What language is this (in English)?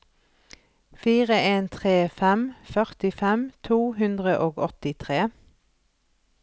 Norwegian